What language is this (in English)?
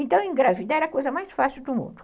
Portuguese